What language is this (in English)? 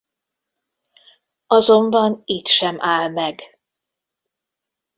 Hungarian